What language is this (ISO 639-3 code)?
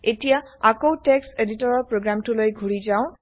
asm